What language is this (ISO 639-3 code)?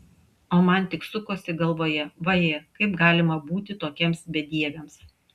lit